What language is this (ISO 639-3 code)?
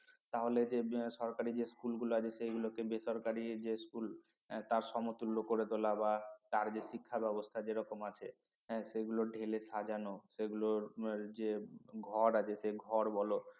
ben